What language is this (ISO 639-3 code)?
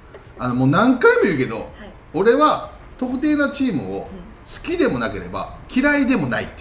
jpn